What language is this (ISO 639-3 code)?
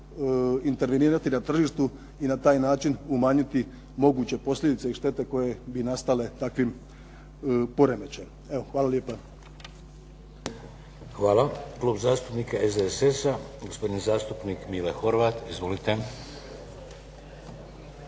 hrv